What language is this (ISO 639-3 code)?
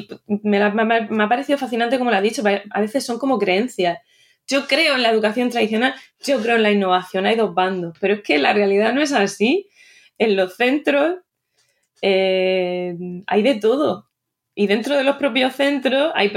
spa